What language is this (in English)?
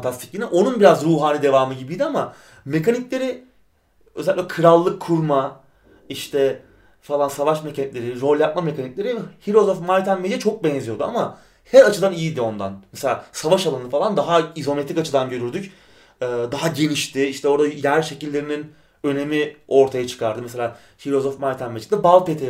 Turkish